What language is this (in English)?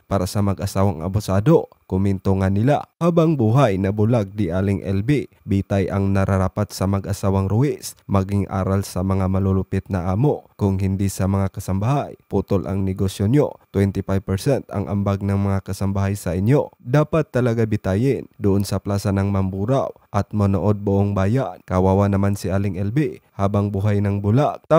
Filipino